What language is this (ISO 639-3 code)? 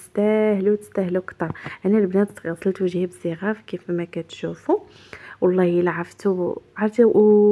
ara